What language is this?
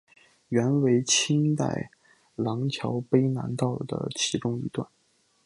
Chinese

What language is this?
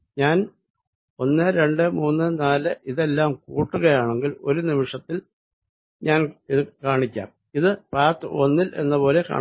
Malayalam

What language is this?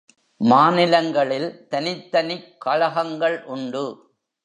Tamil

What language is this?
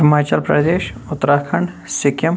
Kashmiri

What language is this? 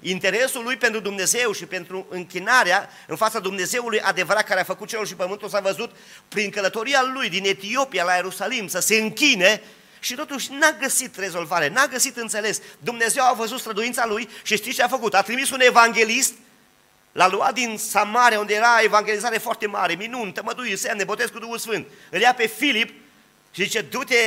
Romanian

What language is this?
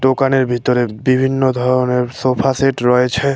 Bangla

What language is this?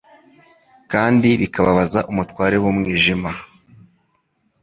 Kinyarwanda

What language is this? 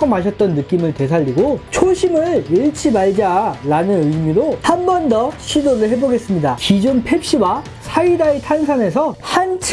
Korean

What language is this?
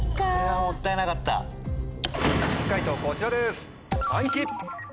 Japanese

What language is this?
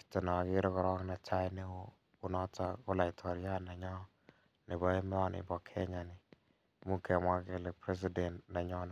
Kalenjin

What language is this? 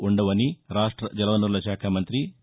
Telugu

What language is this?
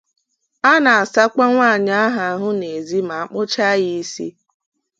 Igbo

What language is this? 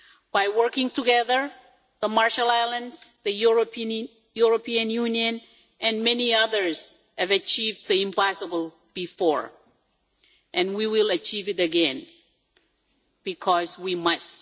English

